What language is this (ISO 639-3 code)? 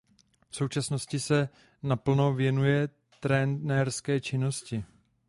ces